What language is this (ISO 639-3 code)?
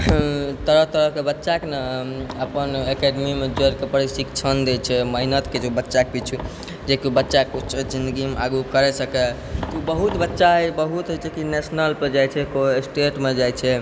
mai